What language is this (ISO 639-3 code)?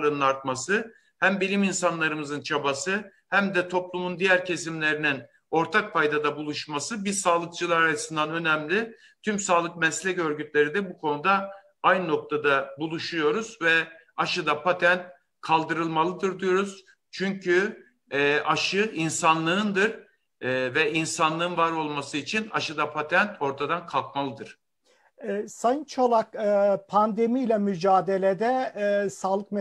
tur